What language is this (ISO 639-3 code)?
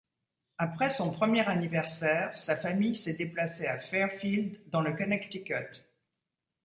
fra